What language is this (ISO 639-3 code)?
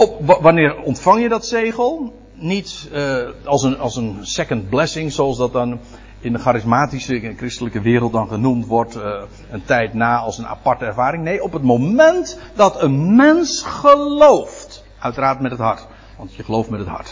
nld